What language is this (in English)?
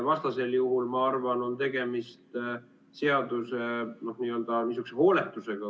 Estonian